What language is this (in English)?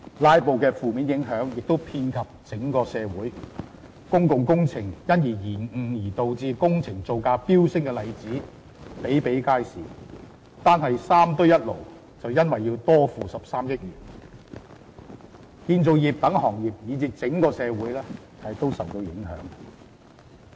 Cantonese